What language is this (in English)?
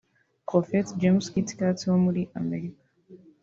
Kinyarwanda